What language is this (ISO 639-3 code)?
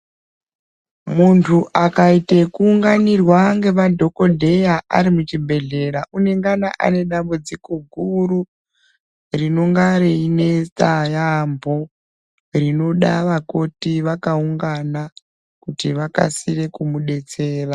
ndc